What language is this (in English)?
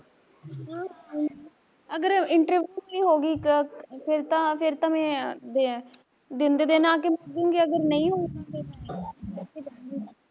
Punjabi